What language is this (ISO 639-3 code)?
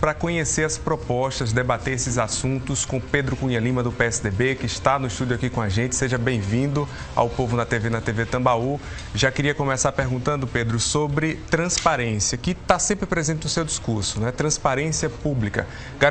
por